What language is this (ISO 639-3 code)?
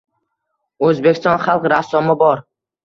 uzb